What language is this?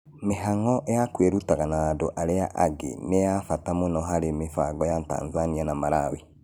Kikuyu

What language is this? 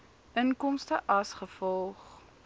Afrikaans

